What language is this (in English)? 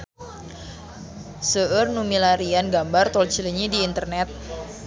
Sundanese